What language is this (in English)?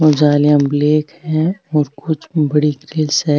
Marwari